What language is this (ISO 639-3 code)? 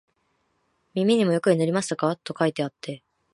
jpn